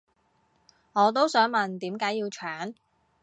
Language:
Cantonese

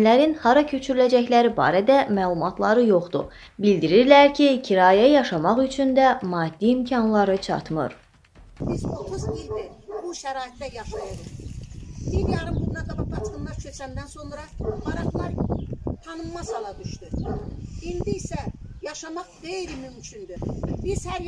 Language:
Turkish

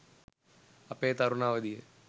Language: Sinhala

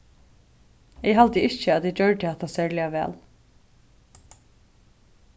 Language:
Faroese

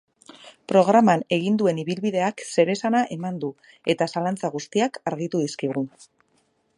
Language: Basque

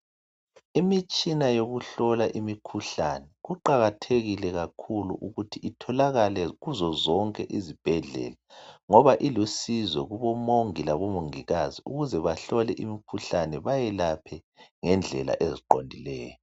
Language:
North Ndebele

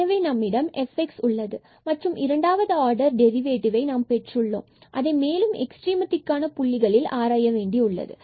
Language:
Tamil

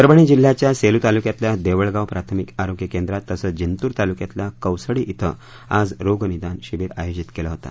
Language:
Marathi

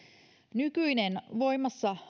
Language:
Finnish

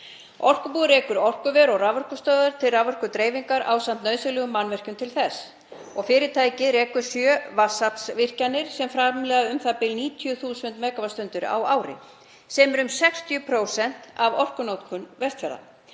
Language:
Icelandic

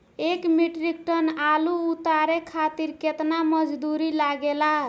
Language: Bhojpuri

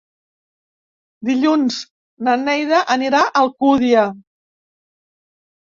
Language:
Catalan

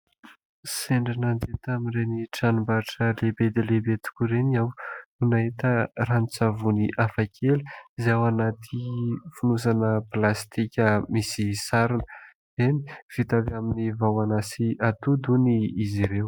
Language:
Malagasy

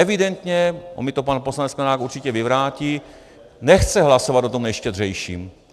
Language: Czech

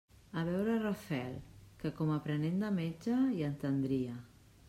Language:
Catalan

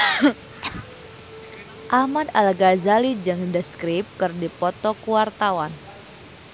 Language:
Sundanese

